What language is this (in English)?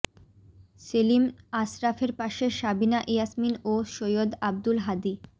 Bangla